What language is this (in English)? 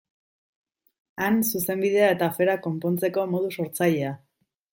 Basque